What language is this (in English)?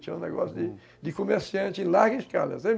Portuguese